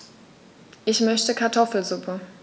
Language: German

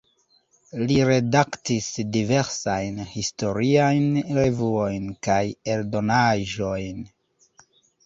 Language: Esperanto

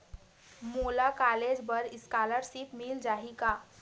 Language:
Chhattisgarhi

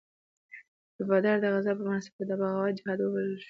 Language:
Pashto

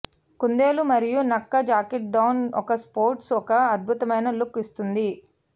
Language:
Telugu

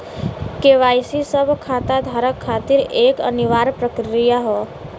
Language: Bhojpuri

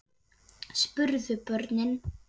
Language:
Icelandic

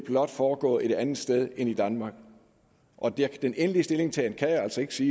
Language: Danish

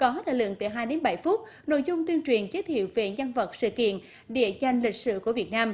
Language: Vietnamese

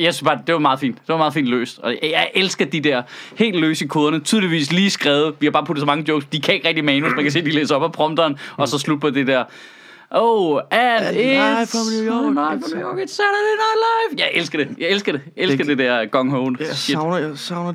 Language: Danish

